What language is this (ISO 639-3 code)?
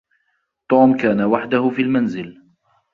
ara